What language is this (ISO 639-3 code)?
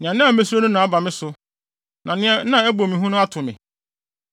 aka